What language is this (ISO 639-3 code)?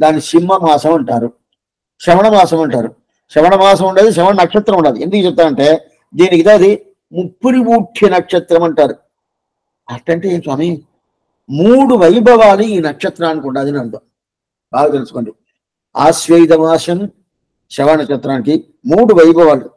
tel